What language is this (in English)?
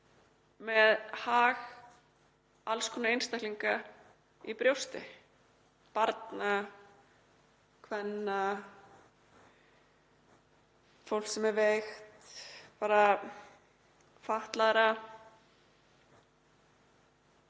Icelandic